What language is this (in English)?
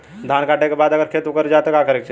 Bhojpuri